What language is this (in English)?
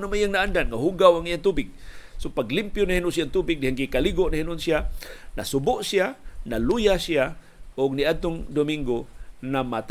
Filipino